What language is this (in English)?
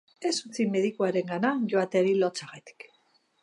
Basque